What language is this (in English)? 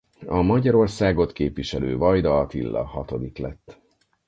Hungarian